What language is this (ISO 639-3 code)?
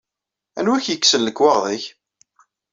kab